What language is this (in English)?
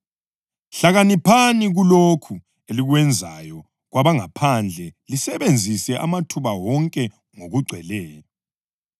North Ndebele